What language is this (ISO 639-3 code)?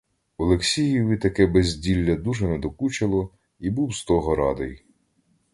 ukr